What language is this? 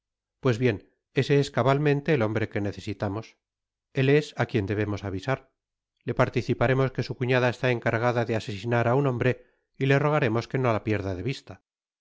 Spanish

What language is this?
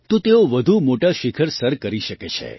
Gujarati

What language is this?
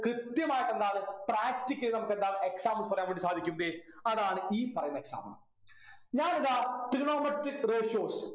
Malayalam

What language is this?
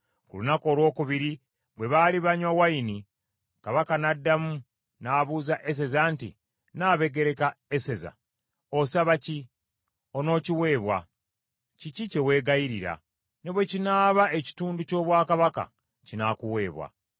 Ganda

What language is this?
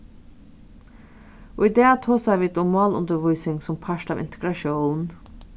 Faroese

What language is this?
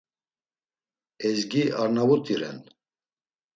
Laz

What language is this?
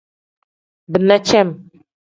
Tem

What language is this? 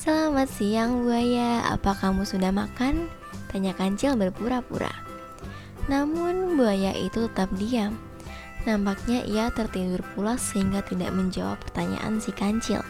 Indonesian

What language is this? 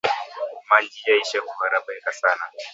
Swahili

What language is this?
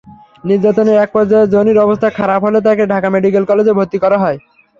Bangla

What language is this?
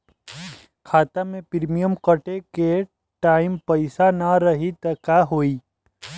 Bhojpuri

